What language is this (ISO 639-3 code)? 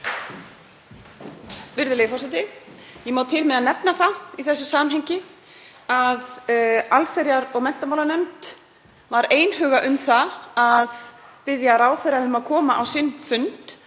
isl